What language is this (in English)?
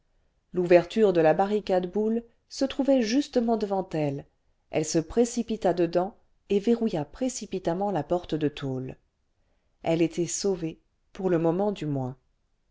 French